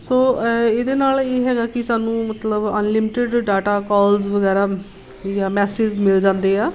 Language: Punjabi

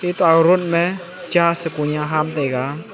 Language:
Wancho Naga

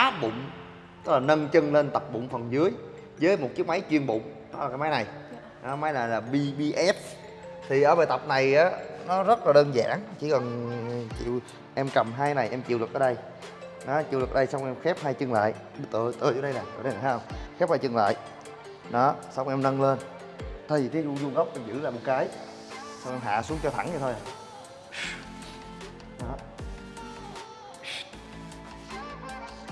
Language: Vietnamese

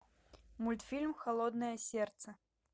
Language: Russian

